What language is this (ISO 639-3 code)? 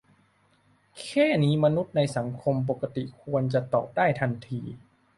tha